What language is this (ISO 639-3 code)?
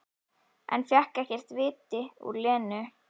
isl